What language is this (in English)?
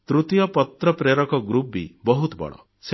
Odia